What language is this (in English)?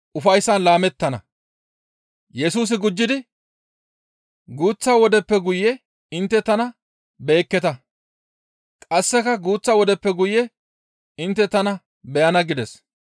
Gamo